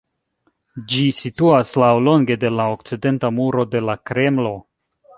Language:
Esperanto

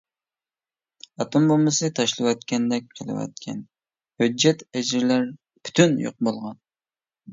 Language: Uyghur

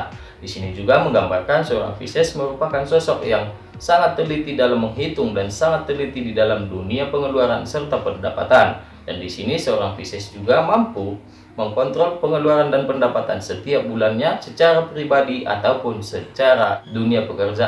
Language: Indonesian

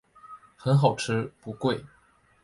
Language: Chinese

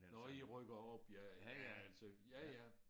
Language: Danish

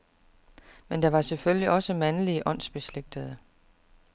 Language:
Danish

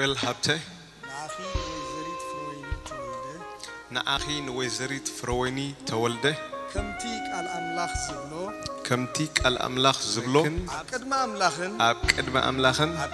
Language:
Arabic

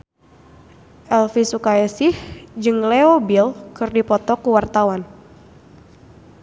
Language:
Sundanese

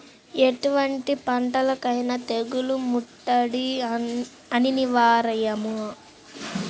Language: Telugu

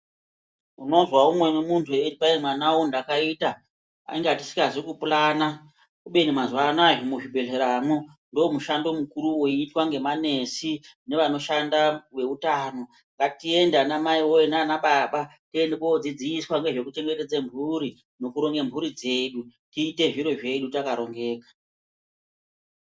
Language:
Ndau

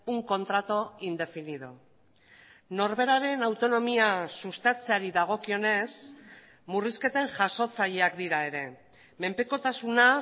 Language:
Basque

